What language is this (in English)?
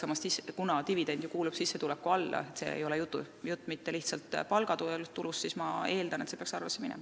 Estonian